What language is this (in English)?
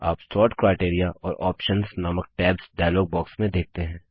Hindi